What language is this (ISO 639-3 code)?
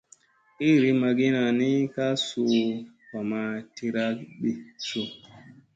mse